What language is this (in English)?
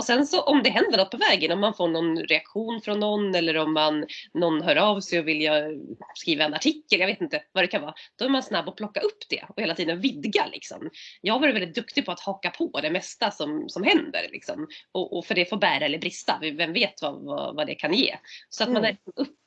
Swedish